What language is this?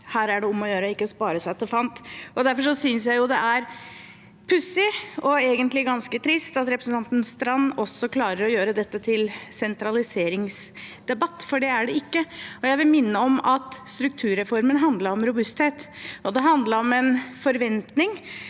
Norwegian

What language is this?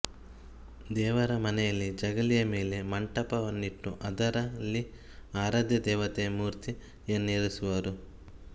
Kannada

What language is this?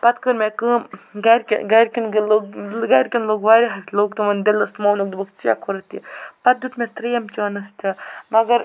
Kashmiri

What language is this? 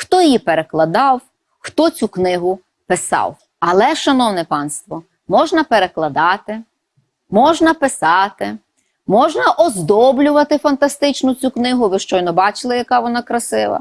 Ukrainian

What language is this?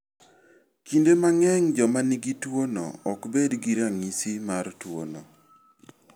Luo (Kenya and Tanzania)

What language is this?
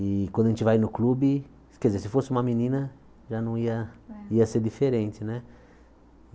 Portuguese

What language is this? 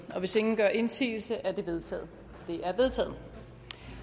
Danish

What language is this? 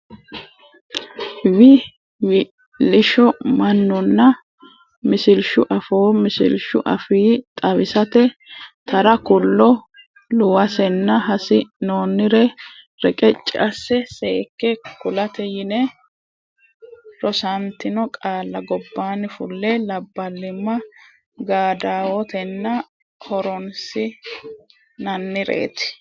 Sidamo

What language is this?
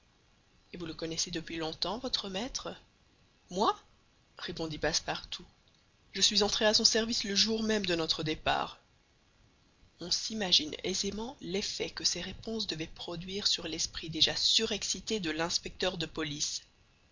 French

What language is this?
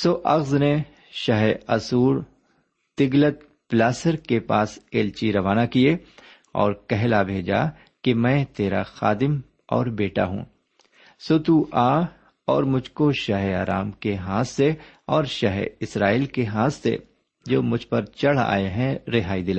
Urdu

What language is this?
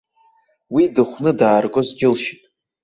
Abkhazian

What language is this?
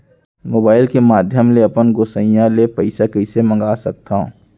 Chhattisgarhi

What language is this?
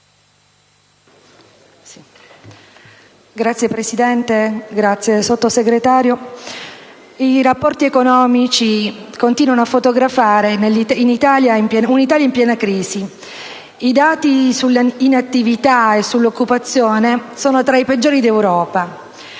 Italian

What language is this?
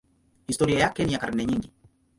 Swahili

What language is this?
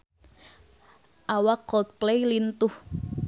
Sundanese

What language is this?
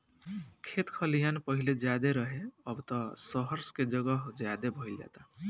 Bhojpuri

